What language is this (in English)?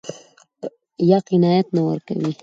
Pashto